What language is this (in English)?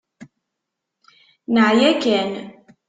Kabyle